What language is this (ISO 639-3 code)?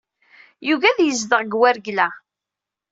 kab